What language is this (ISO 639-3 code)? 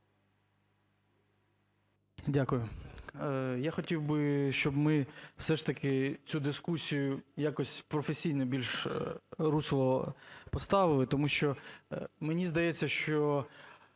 ukr